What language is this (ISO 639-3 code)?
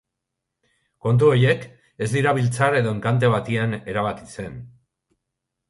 eus